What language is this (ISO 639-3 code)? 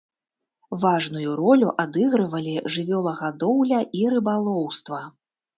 bel